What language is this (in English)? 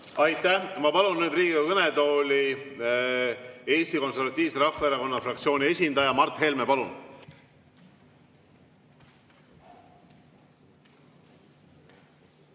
Estonian